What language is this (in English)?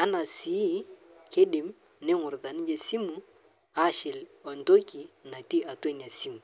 Masai